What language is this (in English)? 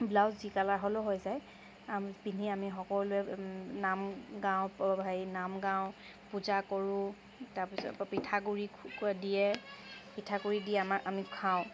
Assamese